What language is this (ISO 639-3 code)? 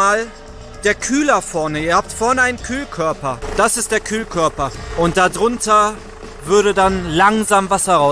deu